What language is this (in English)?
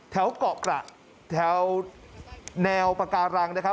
Thai